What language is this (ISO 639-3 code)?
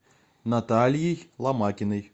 rus